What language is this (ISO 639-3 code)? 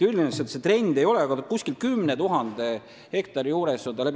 est